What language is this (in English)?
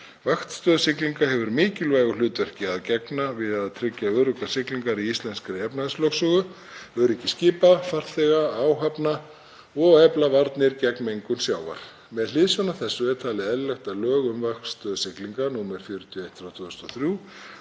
Icelandic